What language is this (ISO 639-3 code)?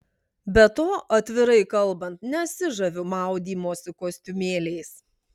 lit